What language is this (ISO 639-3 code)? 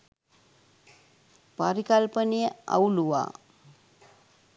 sin